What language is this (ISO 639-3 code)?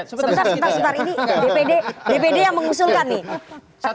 ind